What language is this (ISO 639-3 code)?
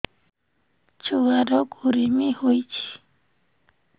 ori